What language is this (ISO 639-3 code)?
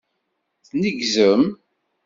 kab